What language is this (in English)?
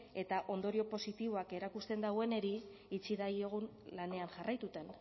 Basque